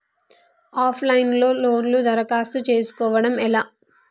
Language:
Telugu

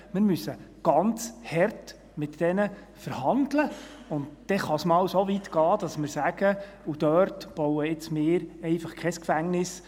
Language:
Swiss German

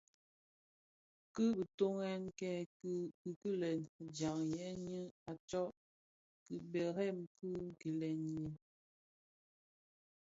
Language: Bafia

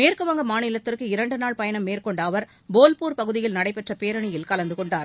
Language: Tamil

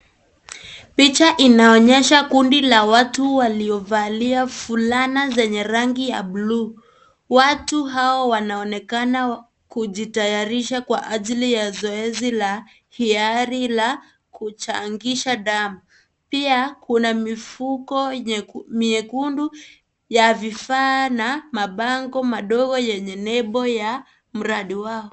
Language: Swahili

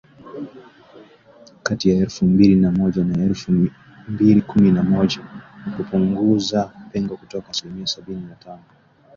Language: Swahili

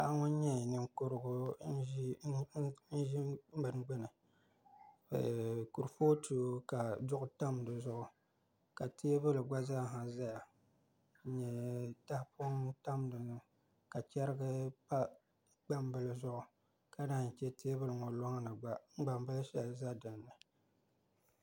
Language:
Dagbani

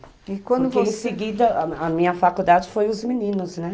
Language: Portuguese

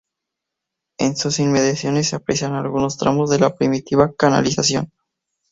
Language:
Spanish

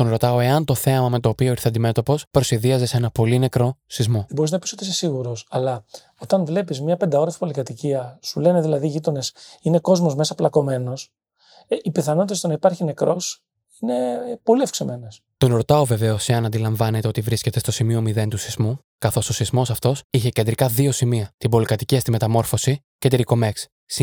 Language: Greek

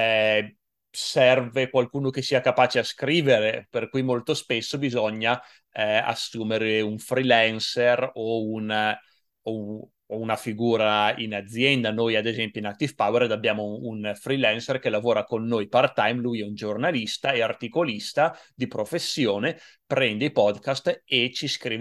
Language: Italian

